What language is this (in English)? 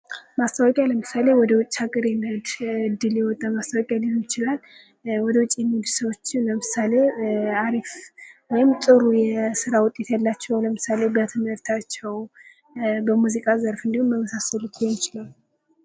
Amharic